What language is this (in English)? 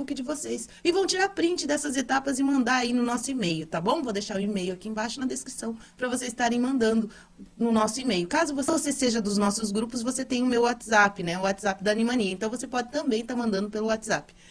Portuguese